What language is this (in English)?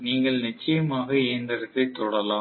Tamil